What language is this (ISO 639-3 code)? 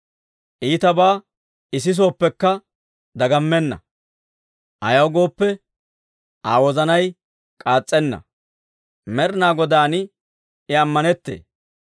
dwr